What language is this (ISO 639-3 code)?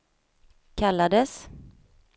swe